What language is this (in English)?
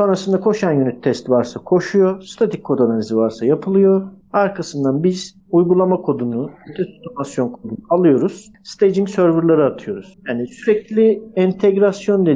Turkish